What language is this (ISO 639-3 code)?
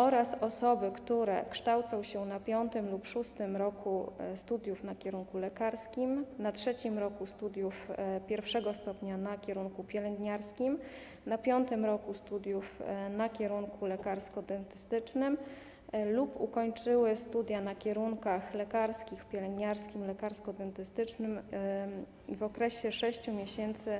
pol